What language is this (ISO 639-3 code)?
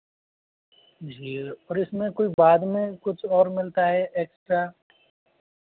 hin